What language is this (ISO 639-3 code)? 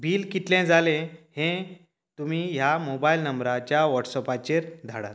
kok